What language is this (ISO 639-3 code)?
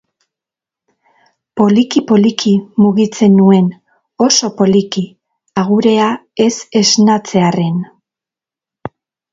eus